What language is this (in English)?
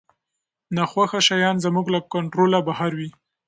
Pashto